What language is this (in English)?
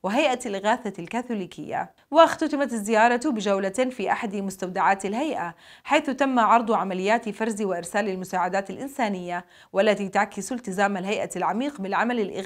Arabic